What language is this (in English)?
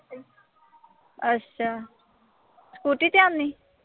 Punjabi